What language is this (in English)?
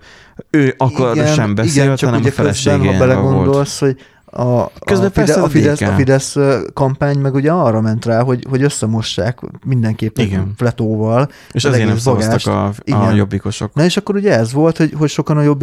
Hungarian